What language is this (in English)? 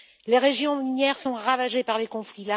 French